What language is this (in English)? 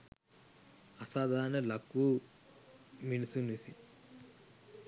Sinhala